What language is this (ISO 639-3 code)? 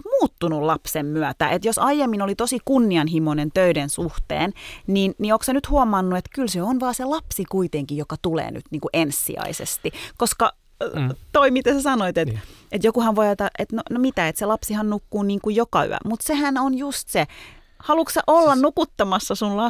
fin